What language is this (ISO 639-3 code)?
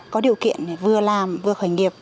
vie